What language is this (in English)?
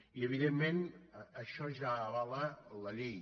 Catalan